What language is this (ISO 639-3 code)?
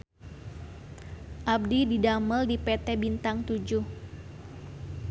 sun